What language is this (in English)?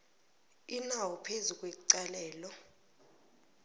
South Ndebele